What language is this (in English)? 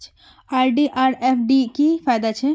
Magahi